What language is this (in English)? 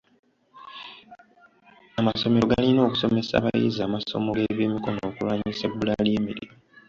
Ganda